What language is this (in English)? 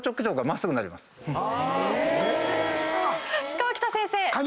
Japanese